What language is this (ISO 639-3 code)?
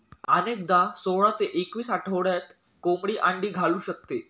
mar